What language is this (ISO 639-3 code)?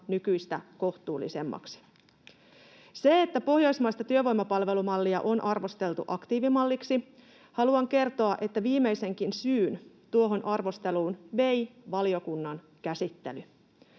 fin